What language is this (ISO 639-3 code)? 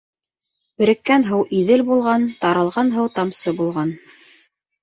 bak